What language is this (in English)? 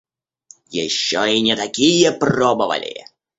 Russian